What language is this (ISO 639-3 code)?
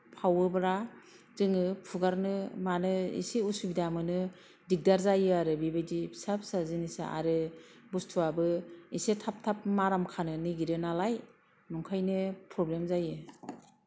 brx